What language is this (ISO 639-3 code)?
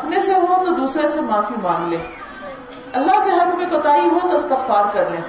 urd